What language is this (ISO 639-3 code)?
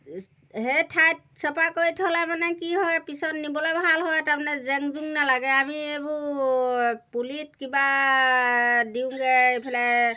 asm